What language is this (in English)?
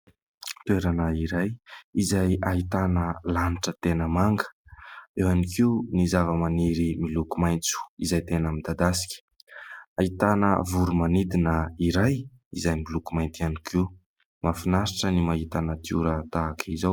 Malagasy